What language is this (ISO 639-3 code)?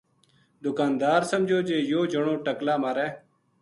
gju